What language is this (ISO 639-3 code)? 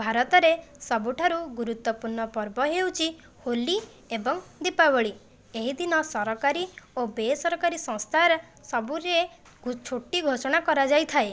ori